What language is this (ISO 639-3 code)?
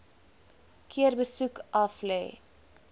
afr